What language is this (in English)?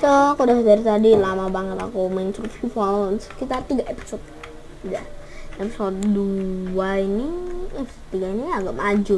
Indonesian